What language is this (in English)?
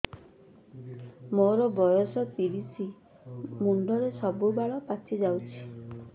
Odia